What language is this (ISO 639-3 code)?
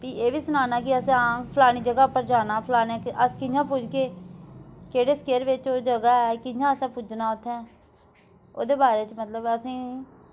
doi